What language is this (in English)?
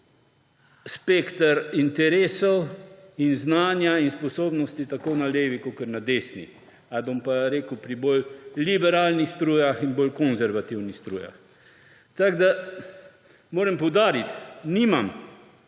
Slovenian